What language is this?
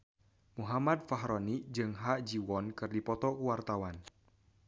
Sundanese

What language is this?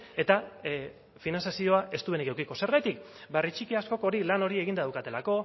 Basque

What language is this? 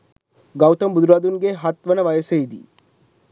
Sinhala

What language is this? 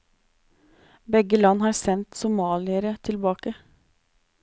Norwegian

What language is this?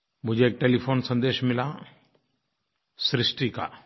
Hindi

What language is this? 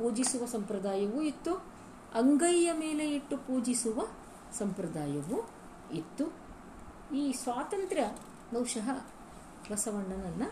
Kannada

